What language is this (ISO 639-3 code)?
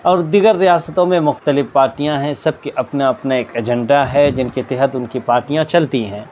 urd